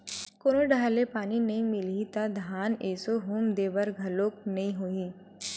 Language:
Chhattisgarhi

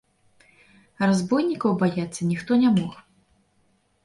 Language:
Belarusian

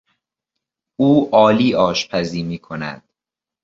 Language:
Persian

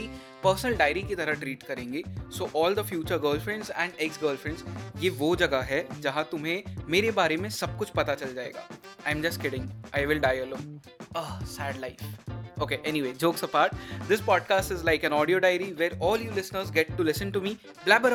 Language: Hindi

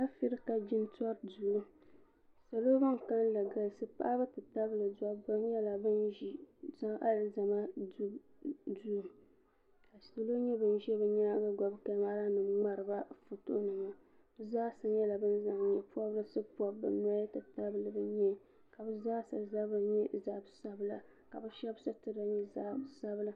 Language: Dagbani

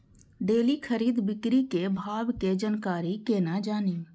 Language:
Maithili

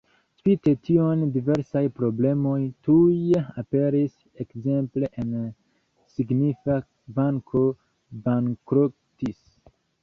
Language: Esperanto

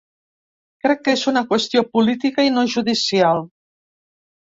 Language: Catalan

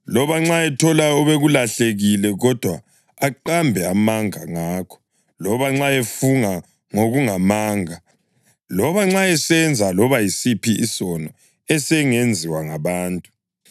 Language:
North Ndebele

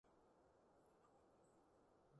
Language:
Cantonese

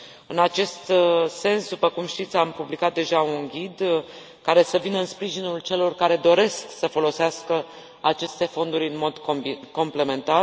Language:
Romanian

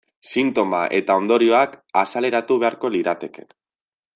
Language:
Basque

